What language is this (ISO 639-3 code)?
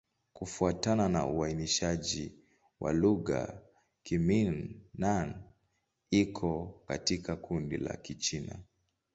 swa